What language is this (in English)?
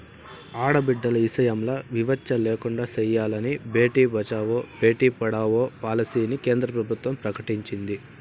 Telugu